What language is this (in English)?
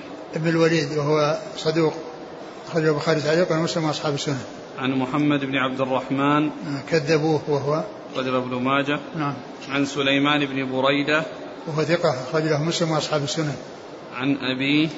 Arabic